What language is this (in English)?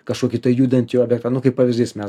Lithuanian